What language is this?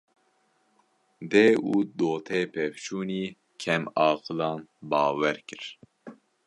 Kurdish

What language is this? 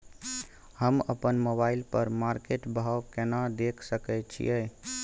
Maithili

